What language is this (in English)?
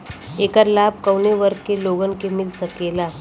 Bhojpuri